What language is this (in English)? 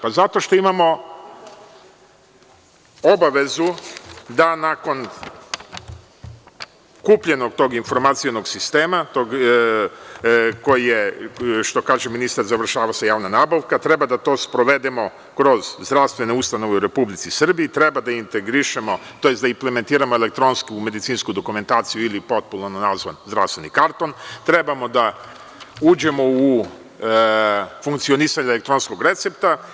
Serbian